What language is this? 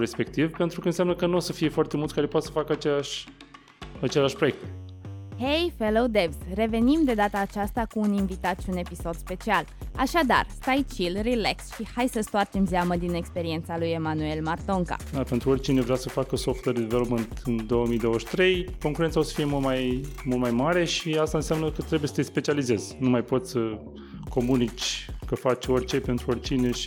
Romanian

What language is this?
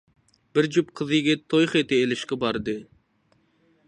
Uyghur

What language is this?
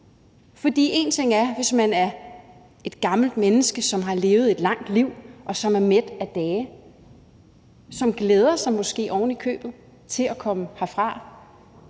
Danish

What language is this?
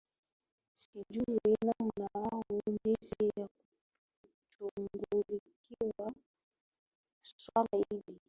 Swahili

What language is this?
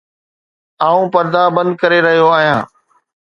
Sindhi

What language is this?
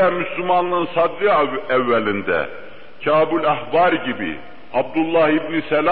Turkish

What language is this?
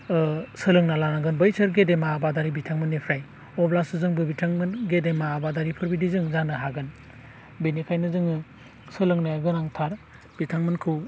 Bodo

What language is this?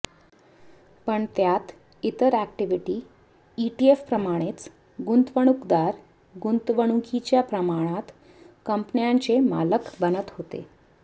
Marathi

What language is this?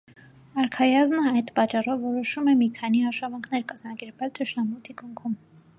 Armenian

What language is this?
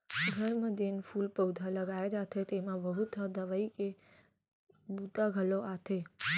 Chhattisgarhi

